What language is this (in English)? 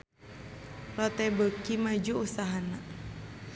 Sundanese